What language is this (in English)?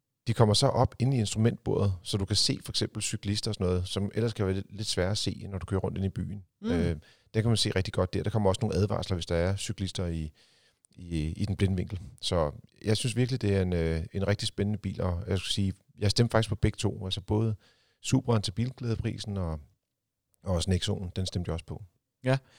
Danish